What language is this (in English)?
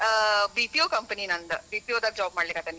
Kannada